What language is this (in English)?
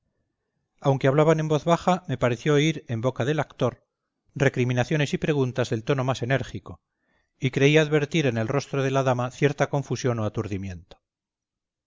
Spanish